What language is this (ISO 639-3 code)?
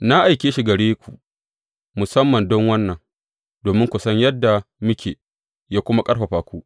hau